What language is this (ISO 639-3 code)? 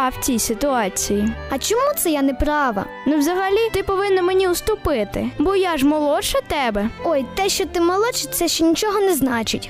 ukr